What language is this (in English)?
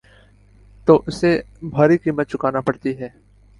Urdu